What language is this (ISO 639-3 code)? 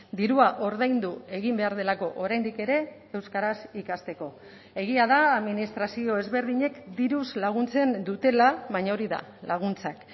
eus